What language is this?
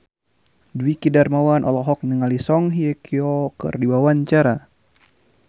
Sundanese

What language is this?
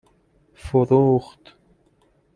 Persian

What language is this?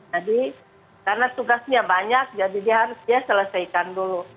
Indonesian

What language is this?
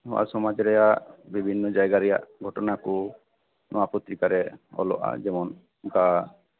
Santali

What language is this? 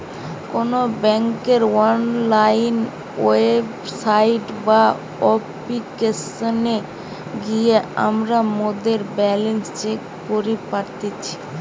Bangla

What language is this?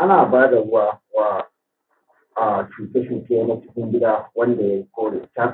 Hausa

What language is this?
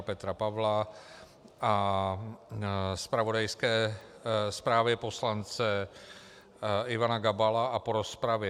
Czech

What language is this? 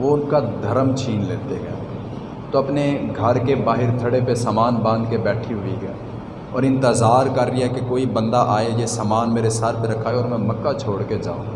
Urdu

